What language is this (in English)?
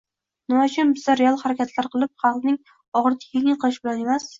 Uzbek